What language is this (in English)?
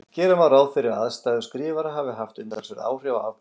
Icelandic